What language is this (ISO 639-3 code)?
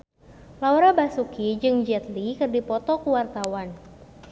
sun